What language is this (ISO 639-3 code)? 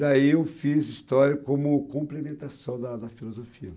por